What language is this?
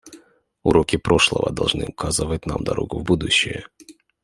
Russian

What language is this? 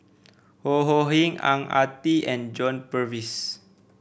English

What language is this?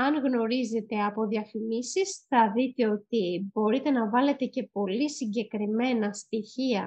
Greek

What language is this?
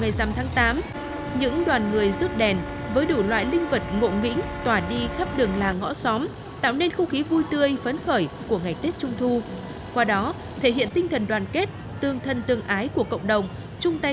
Vietnamese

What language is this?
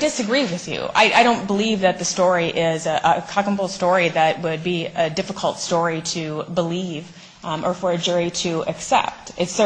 English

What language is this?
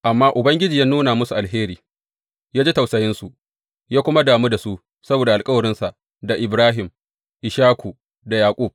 Hausa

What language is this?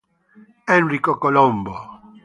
Italian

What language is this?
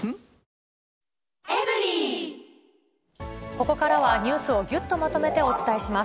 Japanese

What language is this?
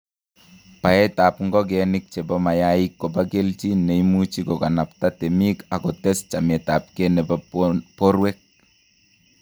Kalenjin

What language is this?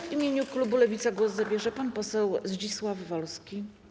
Polish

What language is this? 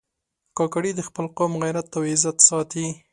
Pashto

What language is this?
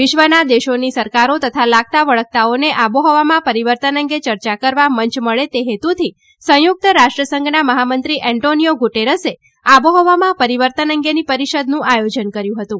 Gujarati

